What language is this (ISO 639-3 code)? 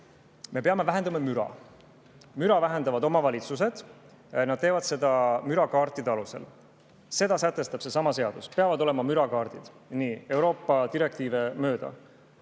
est